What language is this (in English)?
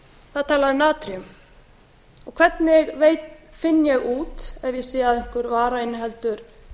Icelandic